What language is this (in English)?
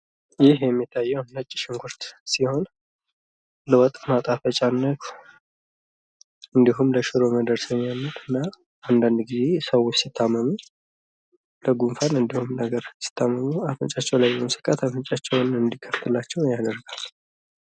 Amharic